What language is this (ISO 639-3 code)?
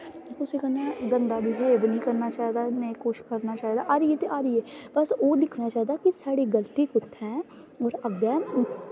doi